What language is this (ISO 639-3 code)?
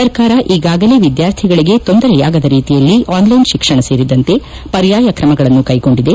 kan